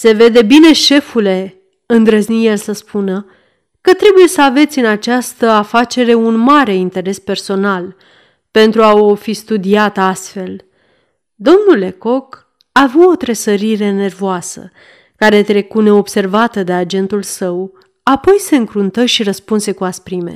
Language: Romanian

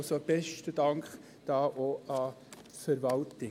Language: Swiss German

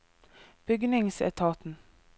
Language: Norwegian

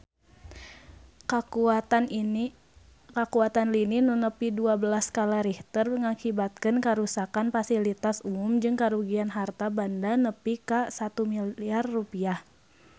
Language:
Sundanese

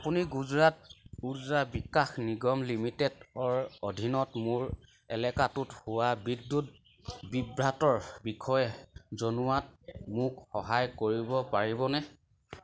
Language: Assamese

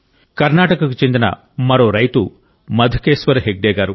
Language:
Telugu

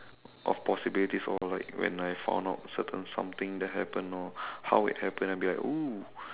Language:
English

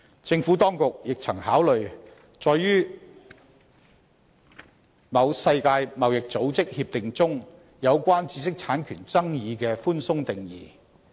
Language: Cantonese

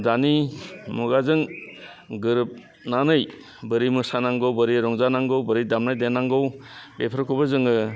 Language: Bodo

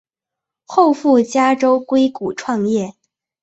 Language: Chinese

